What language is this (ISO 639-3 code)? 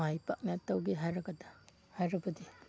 mni